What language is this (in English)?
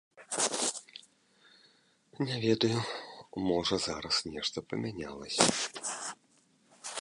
Belarusian